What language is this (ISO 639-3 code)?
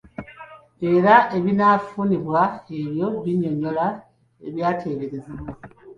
lug